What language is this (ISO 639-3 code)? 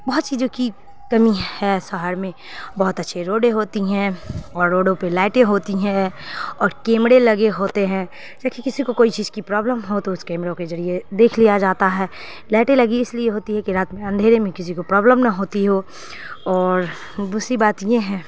urd